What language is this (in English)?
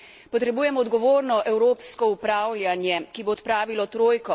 Slovenian